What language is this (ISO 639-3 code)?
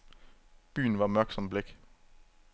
dan